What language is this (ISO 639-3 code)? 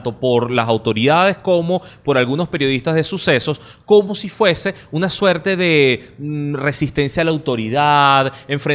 spa